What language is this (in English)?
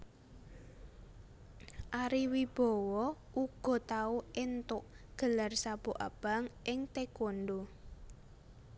Javanese